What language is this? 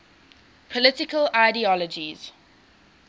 English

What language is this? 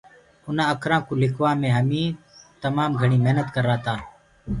Gurgula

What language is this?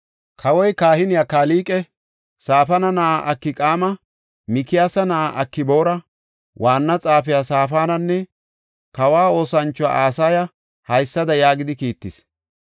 Gofa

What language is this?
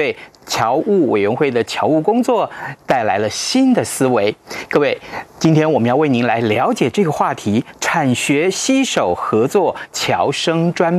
Chinese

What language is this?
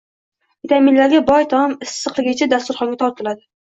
Uzbek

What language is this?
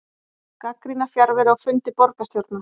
Icelandic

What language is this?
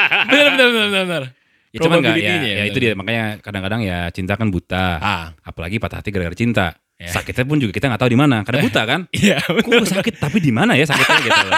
Indonesian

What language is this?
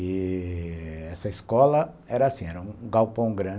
Portuguese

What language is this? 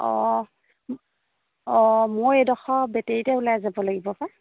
Assamese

